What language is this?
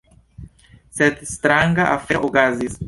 Esperanto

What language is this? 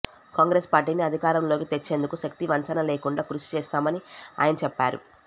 Telugu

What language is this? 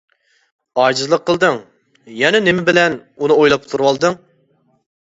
Uyghur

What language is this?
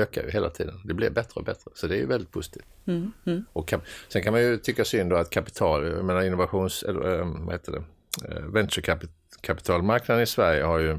Swedish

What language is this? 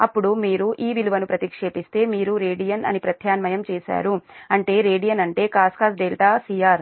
Telugu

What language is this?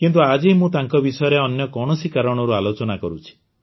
Odia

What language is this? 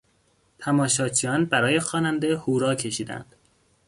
Persian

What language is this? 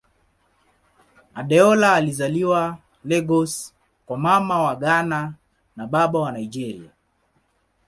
Swahili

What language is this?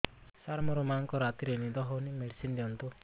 Odia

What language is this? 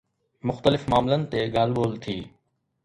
Sindhi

